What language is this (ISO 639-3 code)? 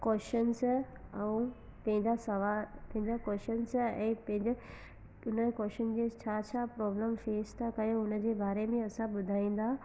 snd